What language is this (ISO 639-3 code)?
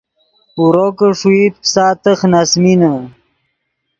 ydg